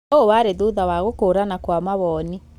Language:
Kikuyu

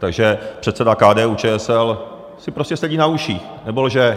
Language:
Czech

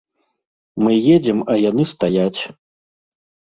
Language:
Belarusian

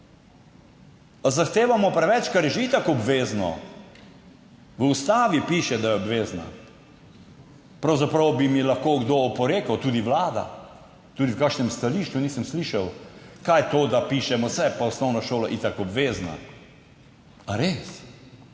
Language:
Slovenian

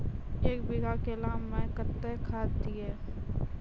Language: Maithili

